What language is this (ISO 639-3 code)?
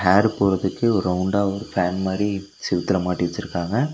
tam